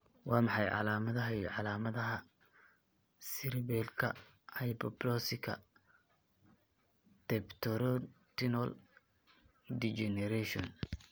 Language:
Somali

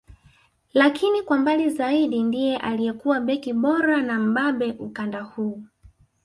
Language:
Swahili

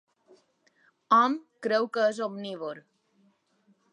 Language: Catalan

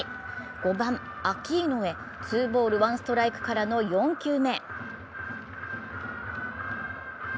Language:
Japanese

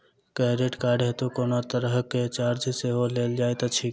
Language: Maithili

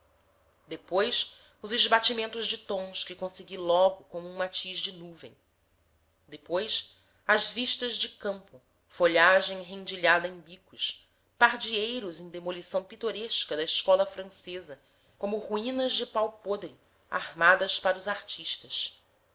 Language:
Portuguese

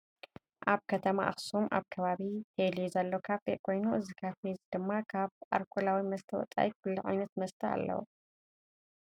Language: Tigrinya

